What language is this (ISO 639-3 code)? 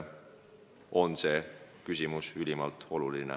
est